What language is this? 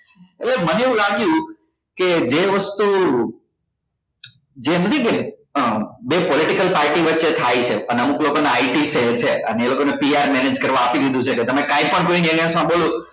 Gujarati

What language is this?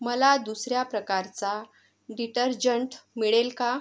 Marathi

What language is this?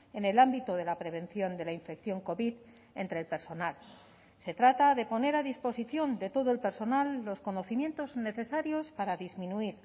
Spanish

